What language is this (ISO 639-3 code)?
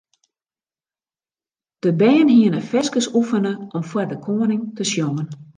fry